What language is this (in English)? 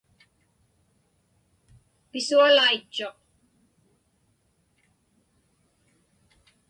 Inupiaq